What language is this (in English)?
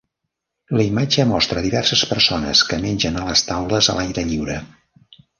Catalan